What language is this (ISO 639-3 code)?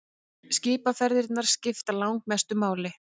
isl